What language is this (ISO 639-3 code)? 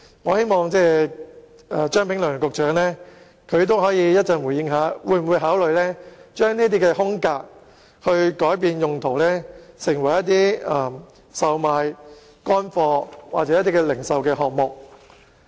yue